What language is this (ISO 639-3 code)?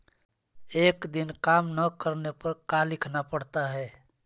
mag